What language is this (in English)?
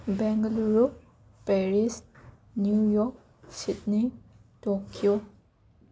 Manipuri